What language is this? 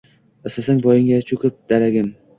Uzbek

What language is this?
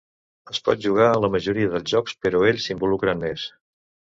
Catalan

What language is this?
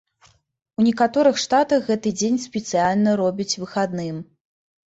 Belarusian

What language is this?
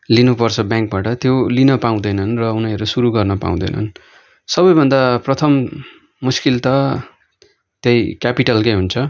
Nepali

